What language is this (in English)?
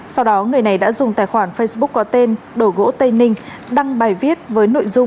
Vietnamese